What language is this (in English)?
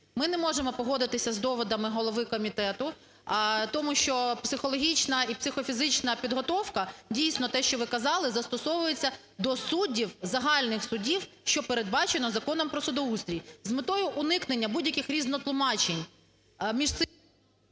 Ukrainian